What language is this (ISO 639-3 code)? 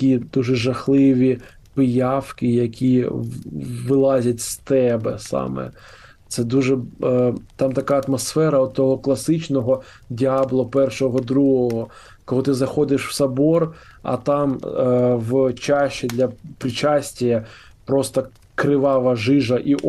ukr